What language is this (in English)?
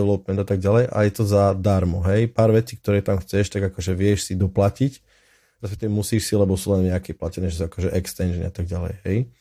Slovak